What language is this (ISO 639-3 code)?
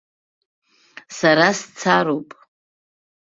abk